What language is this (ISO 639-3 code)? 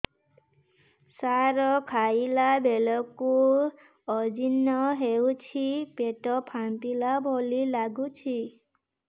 ori